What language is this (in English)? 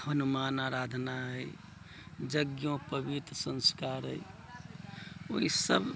Maithili